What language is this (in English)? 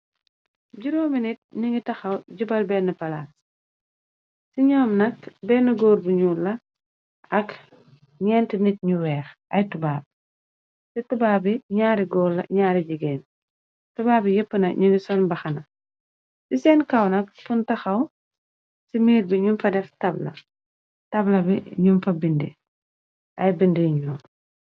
Wolof